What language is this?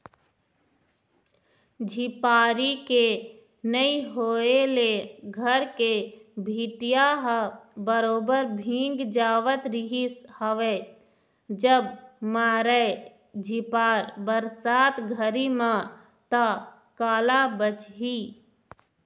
Chhattisgarhi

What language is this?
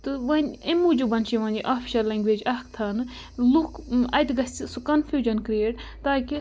Kashmiri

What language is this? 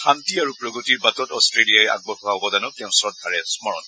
Assamese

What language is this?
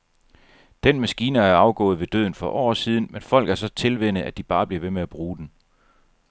Danish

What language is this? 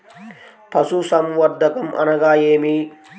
Telugu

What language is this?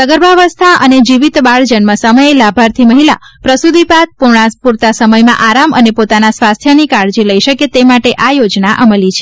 Gujarati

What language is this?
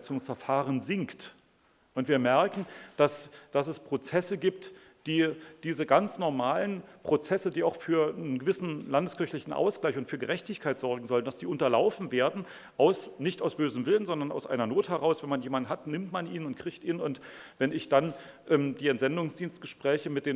German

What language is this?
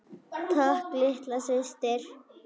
Icelandic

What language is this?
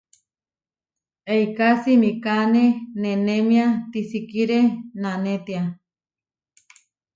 Huarijio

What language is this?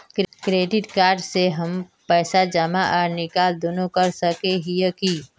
Magahi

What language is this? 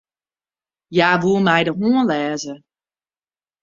Western Frisian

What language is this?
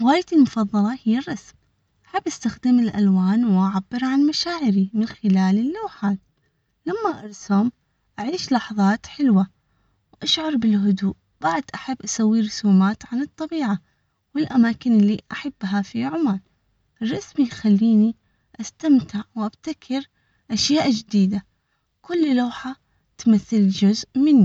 Omani Arabic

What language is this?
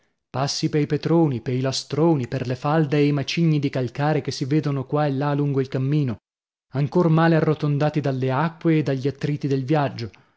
Italian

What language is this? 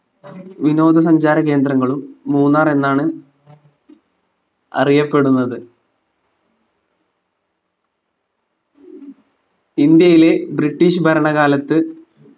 Malayalam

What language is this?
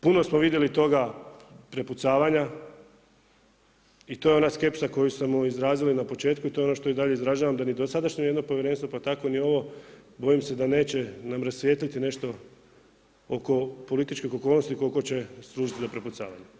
Croatian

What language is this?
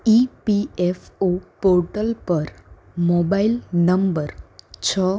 Gujarati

